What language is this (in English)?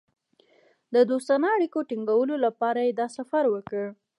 Pashto